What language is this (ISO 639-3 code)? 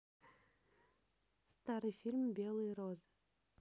rus